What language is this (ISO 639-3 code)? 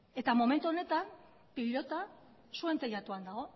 eus